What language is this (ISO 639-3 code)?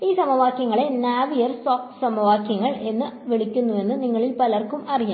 mal